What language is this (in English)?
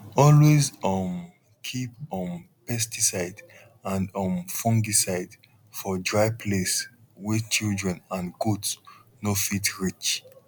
Nigerian Pidgin